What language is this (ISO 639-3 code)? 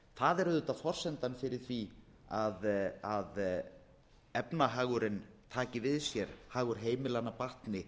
isl